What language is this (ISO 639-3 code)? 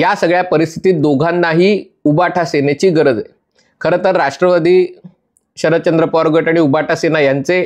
mar